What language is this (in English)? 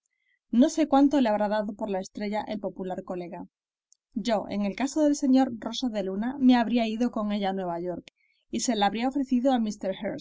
Spanish